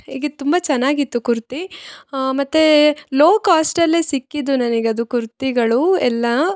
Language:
Kannada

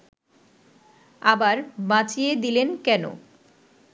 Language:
Bangla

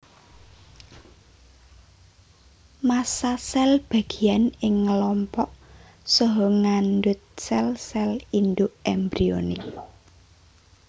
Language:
Javanese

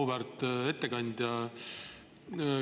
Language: Estonian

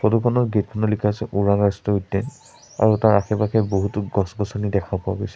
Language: Assamese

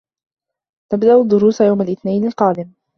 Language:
Arabic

